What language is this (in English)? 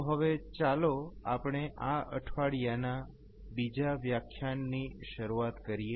Gujarati